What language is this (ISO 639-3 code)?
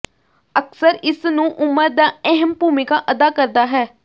pan